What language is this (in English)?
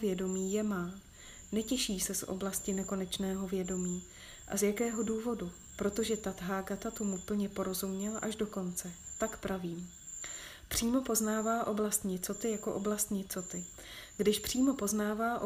Czech